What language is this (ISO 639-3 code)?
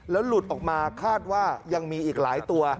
tha